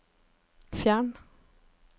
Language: Norwegian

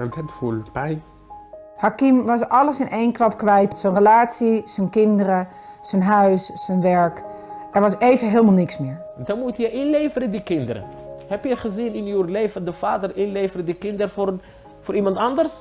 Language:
Dutch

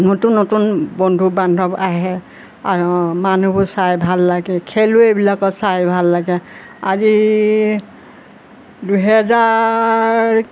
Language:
Assamese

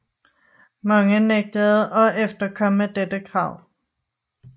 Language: Danish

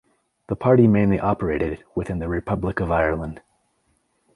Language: English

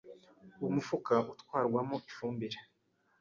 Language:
Kinyarwanda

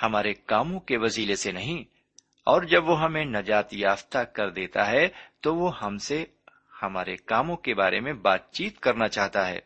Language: Urdu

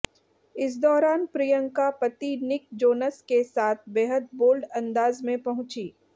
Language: Hindi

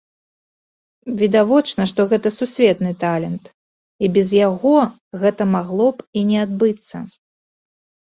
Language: Belarusian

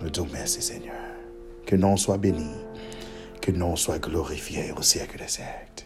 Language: French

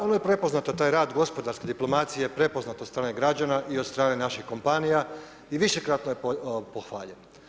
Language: Croatian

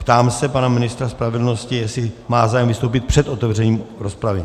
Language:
Czech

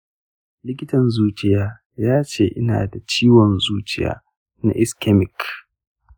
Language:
Hausa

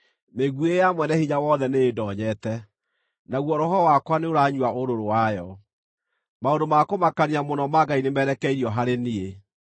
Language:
Kikuyu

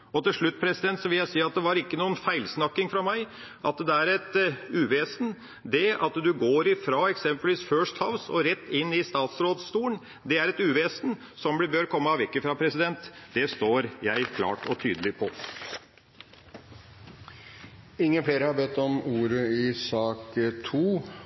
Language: Norwegian Bokmål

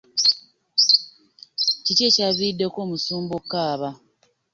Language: Ganda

